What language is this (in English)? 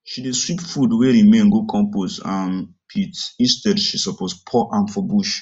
Nigerian Pidgin